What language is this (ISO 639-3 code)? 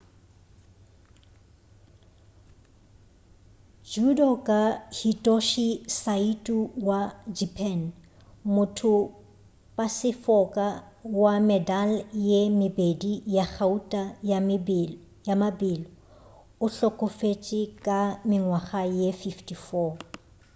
nso